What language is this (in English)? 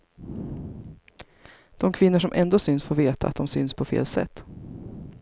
Swedish